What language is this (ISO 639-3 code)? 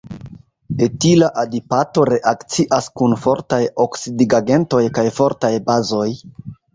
epo